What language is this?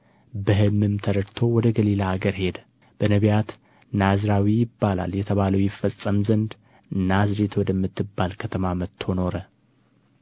Amharic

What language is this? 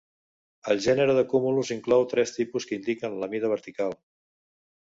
Catalan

